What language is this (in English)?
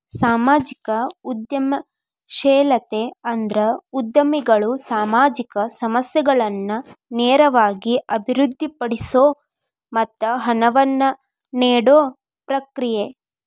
Kannada